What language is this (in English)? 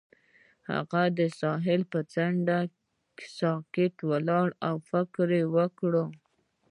Pashto